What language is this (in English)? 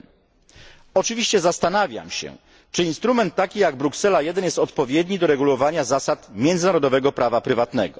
Polish